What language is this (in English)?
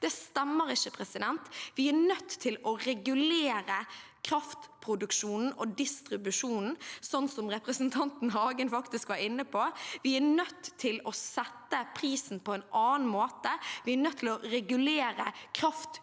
Norwegian